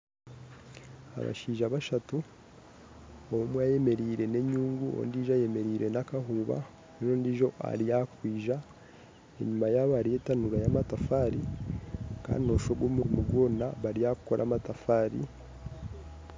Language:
Nyankole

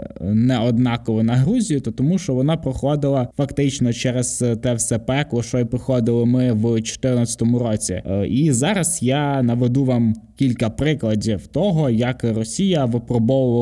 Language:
Ukrainian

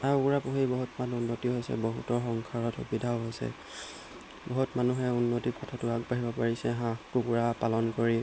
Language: Assamese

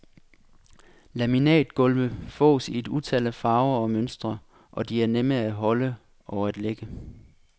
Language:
Danish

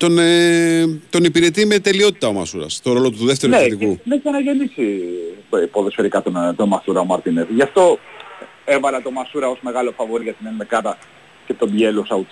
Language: Greek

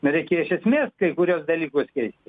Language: Lithuanian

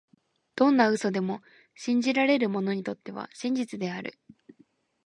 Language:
Japanese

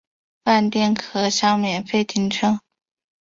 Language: Chinese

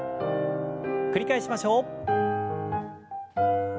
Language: Japanese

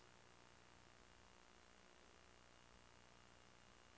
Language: Danish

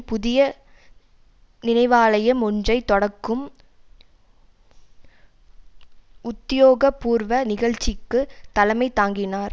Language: Tamil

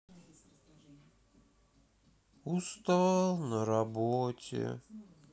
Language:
Russian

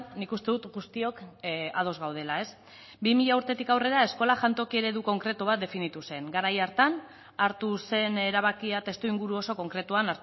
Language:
Basque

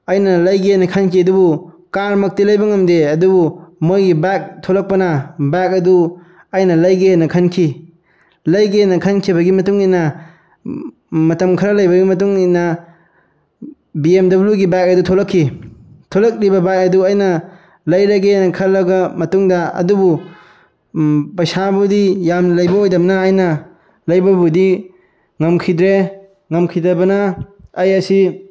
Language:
Manipuri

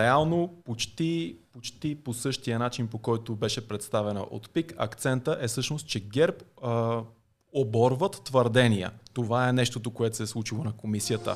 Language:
Bulgarian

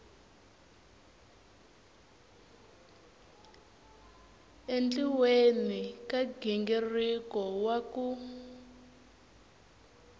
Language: Tsonga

